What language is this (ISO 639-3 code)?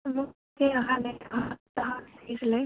asm